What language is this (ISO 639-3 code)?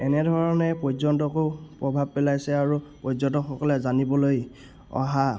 asm